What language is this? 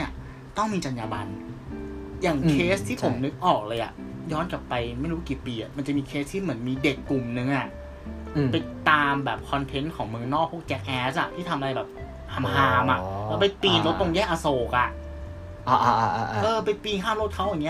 Thai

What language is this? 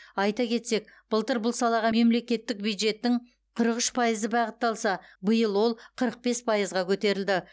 Kazakh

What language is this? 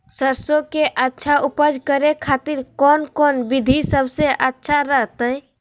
Magahi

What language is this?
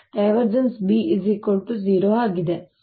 Kannada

